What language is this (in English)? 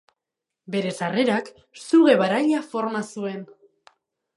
Basque